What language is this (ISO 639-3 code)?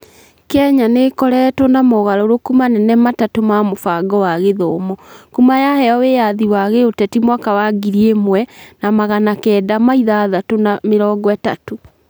kik